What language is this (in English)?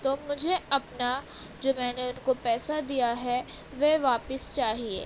Urdu